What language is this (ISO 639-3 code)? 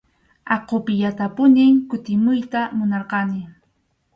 qxu